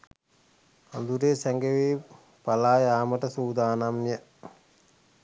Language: Sinhala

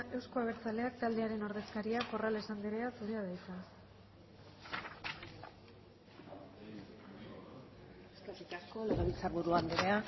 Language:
Basque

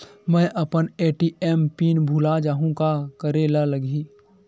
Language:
Chhattisgarhi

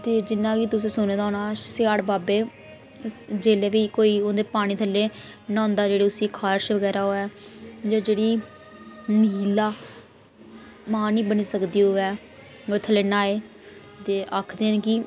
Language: Dogri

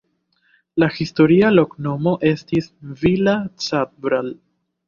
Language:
Esperanto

